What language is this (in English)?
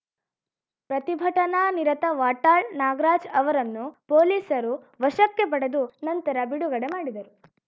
Kannada